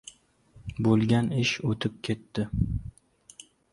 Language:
Uzbek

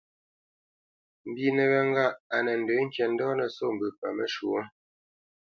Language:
Bamenyam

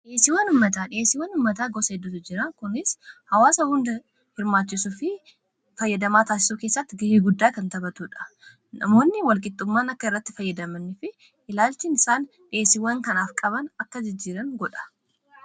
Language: Oromo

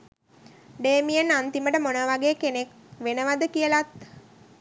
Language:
Sinhala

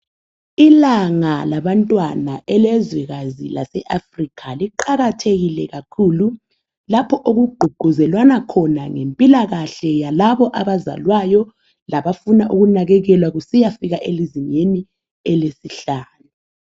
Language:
North Ndebele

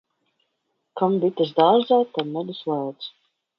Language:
Latvian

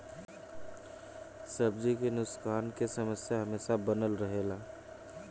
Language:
Bhojpuri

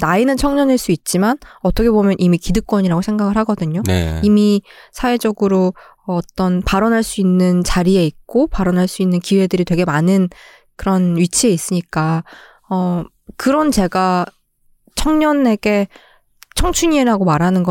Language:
Korean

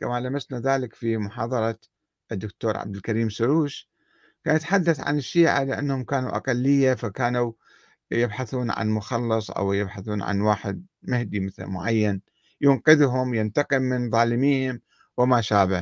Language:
Arabic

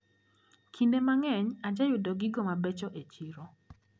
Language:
Luo (Kenya and Tanzania)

